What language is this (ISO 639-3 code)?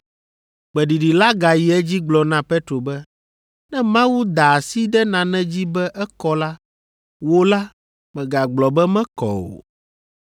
ewe